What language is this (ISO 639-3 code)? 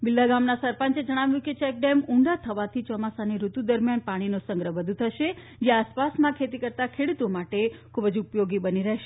guj